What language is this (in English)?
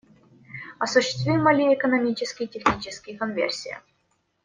Russian